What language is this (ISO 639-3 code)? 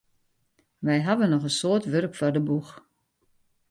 fry